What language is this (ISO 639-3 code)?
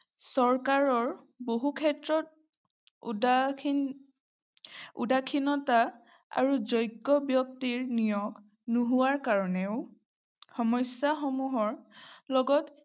asm